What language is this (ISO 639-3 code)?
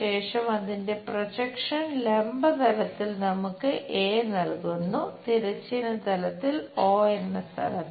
mal